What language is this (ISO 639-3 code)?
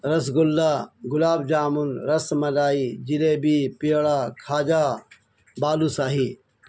urd